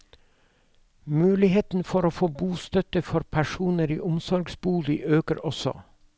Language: Norwegian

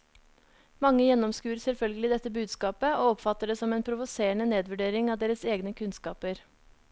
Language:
Norwegian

